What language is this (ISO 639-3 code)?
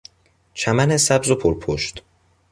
fas